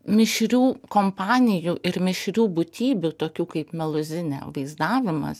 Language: Lithuanian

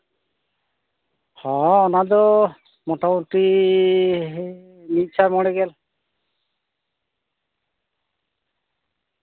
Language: Santali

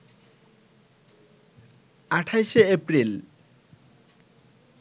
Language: Bangla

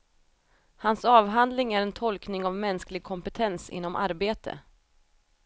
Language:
Swedish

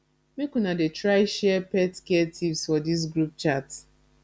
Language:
Nigerian Pidgin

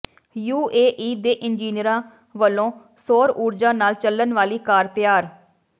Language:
Punjabi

